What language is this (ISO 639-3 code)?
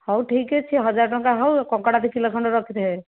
ori